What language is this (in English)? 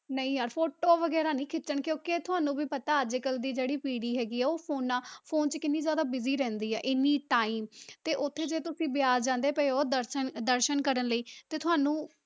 Punjabi